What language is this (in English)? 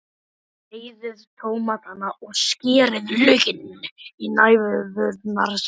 Icelandic